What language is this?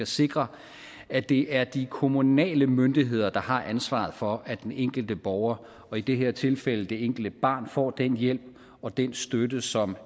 Danish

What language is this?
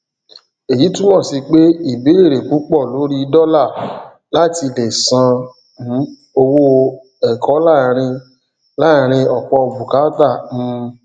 Yoruba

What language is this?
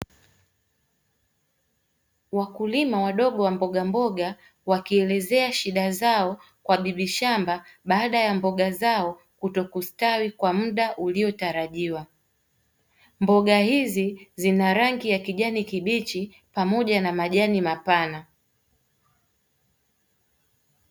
Swahili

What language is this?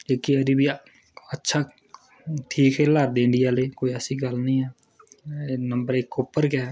Dogri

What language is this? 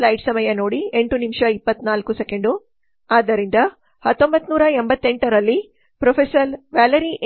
Kannada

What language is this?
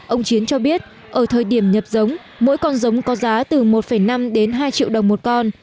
Vietnamese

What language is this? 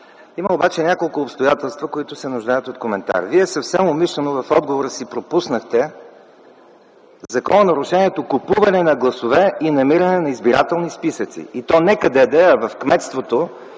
Bulgarian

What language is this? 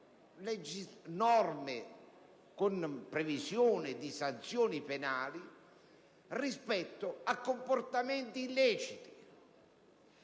Italian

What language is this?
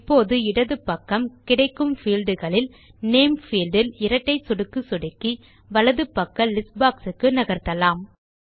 Tamil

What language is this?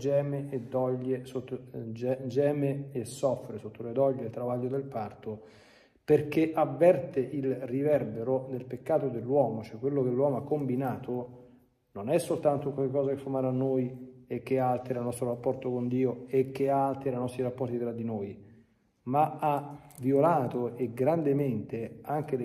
Italian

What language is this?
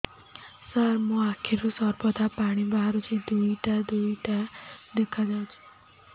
Odia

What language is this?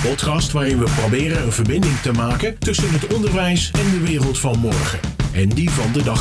Dutch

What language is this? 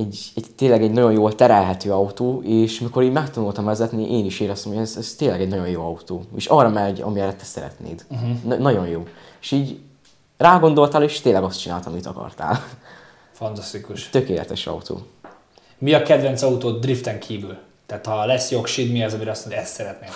Hungarian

